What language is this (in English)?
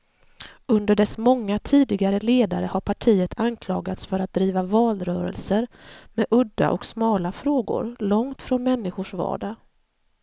Swedish